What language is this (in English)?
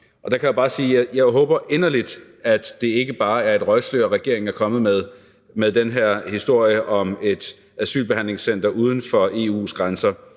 Danish